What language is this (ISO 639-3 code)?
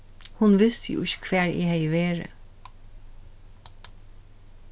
fao